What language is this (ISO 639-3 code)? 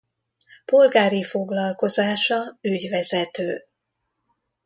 hun